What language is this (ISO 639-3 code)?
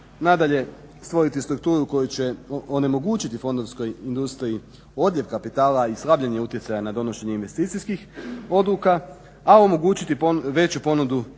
hrv